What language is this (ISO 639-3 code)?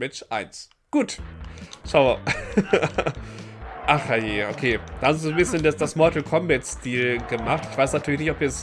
deu